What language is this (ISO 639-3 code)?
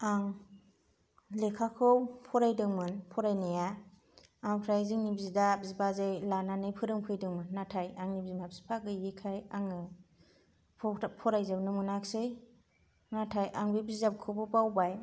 brx